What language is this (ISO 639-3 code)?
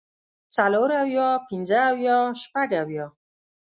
pus